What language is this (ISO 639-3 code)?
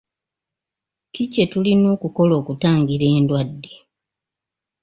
lug